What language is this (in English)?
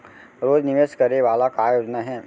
Chhattisgarhi